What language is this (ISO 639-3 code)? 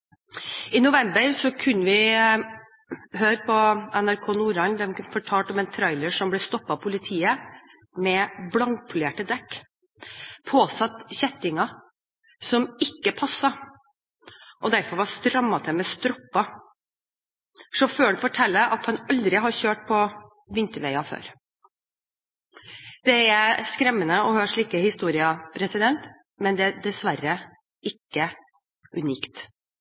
nob